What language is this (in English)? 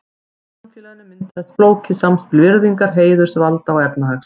Icelandic